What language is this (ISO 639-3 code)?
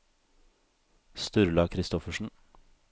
nor